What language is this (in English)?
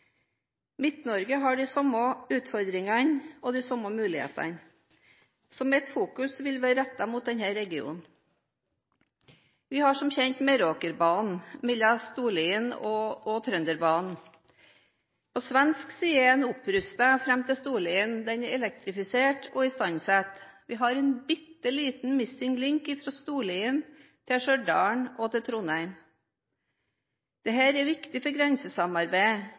Norwegian Bokmål